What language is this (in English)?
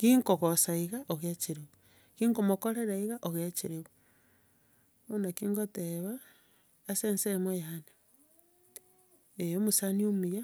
Gusii